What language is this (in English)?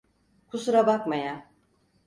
Turkish